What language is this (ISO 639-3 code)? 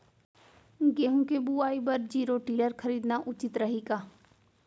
hne